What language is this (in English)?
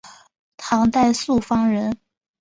Chinese